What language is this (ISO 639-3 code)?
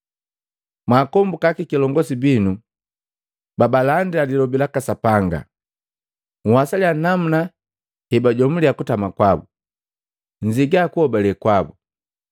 mgv